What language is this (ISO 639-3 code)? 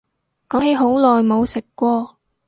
yue